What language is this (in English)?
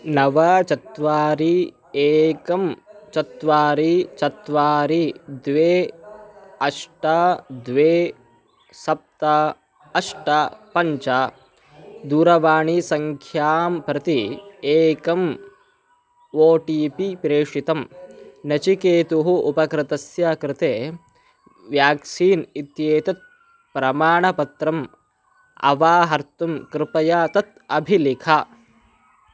Sanskrit